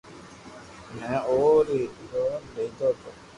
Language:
Loarki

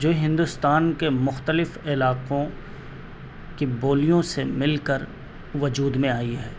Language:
Urdu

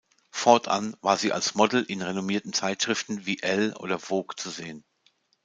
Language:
German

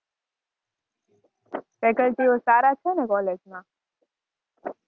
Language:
Gujarati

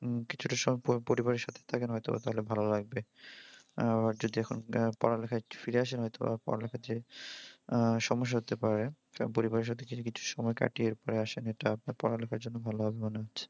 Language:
Bangla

